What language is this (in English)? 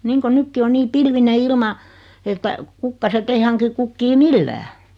Finnish